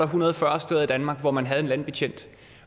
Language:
Danish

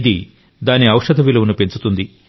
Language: Telugu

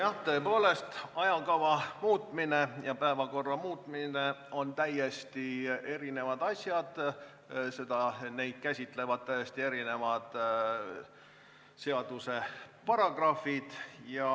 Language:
Estonian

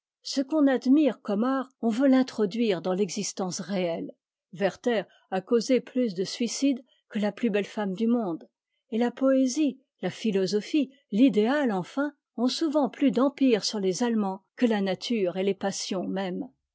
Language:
French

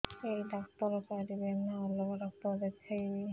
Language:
Odia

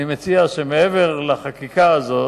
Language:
Hebrew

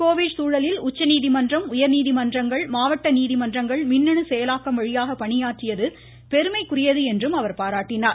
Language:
Tamil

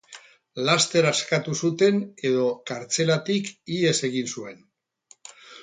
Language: Basque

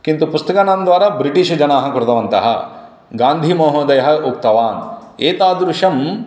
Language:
Sanskrit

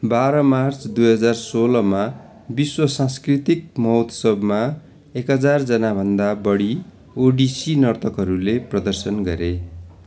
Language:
Nepali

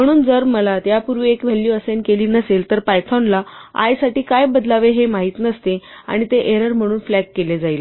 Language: Marathi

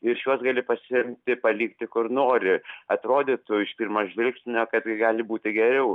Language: Lithuanian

